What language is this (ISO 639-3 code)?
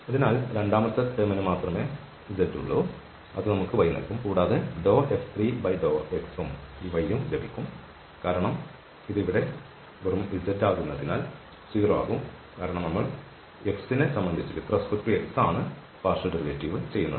mal